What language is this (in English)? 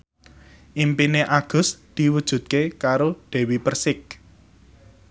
Javanese